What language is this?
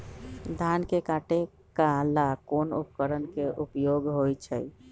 Magahi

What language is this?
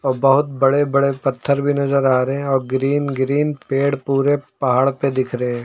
Hindi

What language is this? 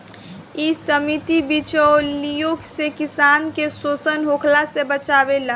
Bhojpuri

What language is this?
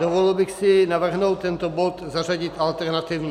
Czech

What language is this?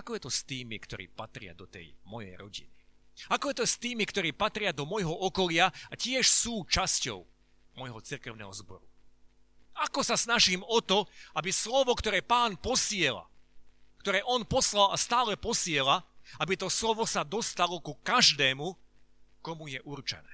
Slovak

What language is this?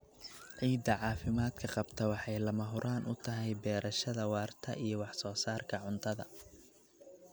Somali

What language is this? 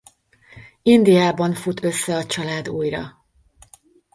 Hungarian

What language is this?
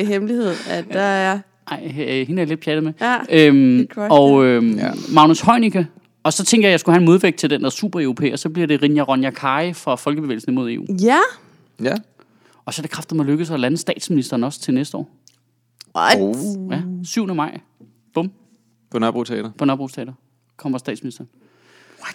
Danish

